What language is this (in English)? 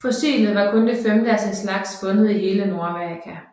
Danish